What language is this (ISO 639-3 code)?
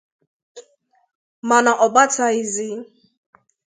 ibo